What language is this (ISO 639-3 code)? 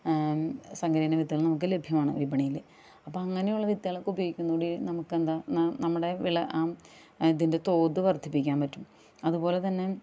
mal